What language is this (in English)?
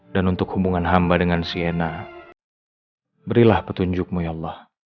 Indonesian